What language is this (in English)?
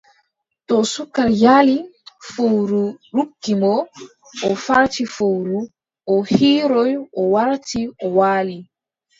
Adamawa Fulfulde